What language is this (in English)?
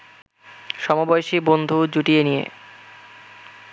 Bangla